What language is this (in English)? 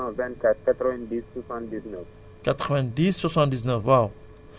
Wolof